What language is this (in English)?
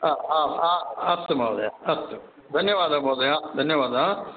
Sanskrit